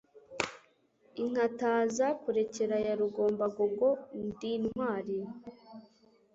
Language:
Kinyarwanda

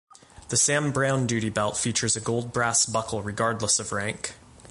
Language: English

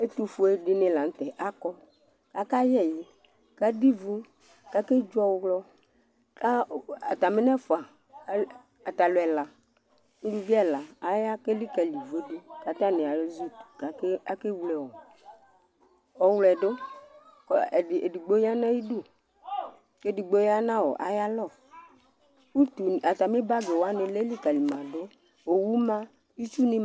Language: Ikposo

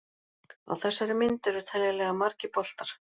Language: Icelandic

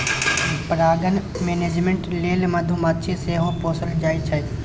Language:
Maithili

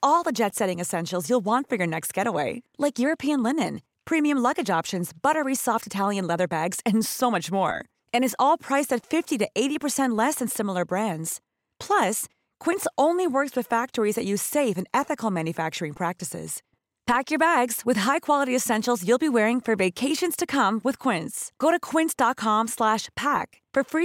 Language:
Filipino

